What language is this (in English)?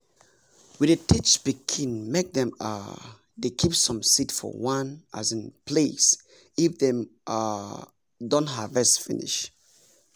Nigerian Pidgin